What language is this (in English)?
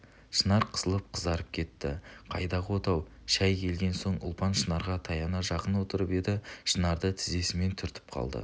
Kazakh